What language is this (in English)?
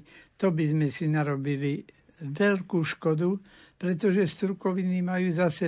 Slovak